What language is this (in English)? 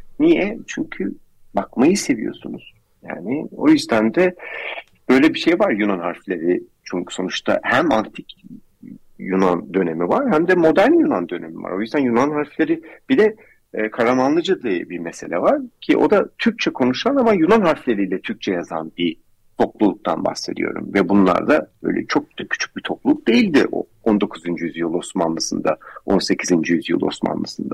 Turkish